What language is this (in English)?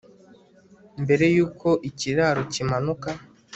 Kinyarwanda